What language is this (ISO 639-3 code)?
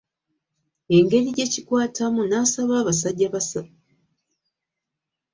lug